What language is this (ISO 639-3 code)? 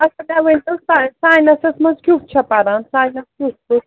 kas